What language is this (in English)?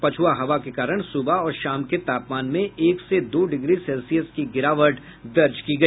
Hindi